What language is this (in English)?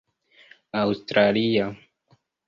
Esperanto